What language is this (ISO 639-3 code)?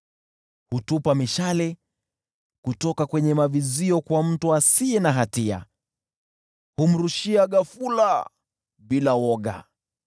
swa